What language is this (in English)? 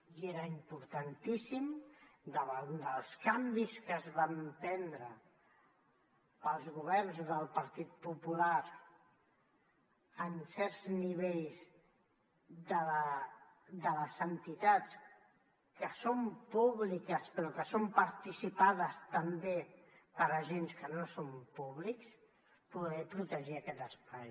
Catalan